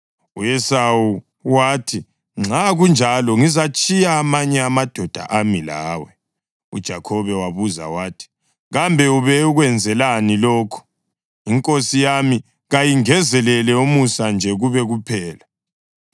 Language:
North Ndebele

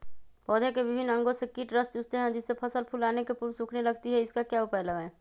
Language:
Magahi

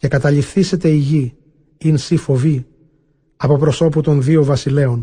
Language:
Greek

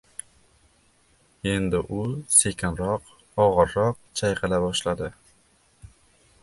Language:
Uzbek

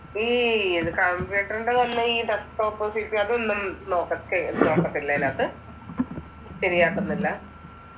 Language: Malayalam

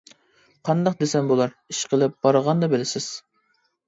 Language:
Uyghur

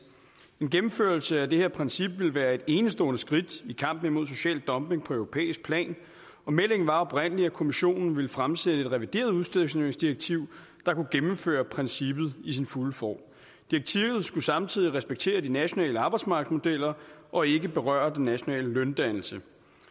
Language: Danish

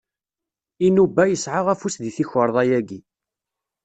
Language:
Kabyle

